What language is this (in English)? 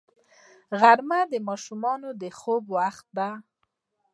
Pashto